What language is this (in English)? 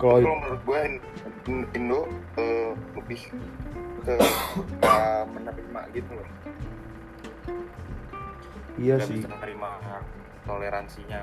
Indonesian